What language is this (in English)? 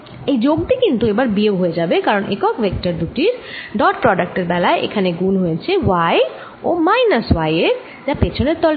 Bangla